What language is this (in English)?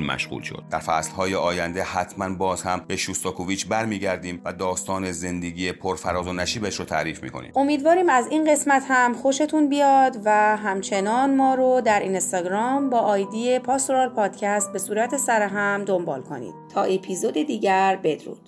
Persian